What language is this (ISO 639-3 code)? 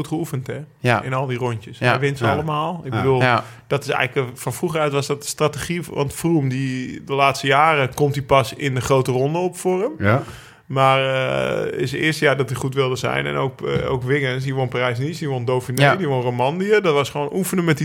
nld